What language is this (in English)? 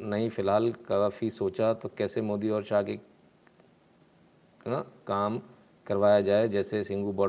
Hindi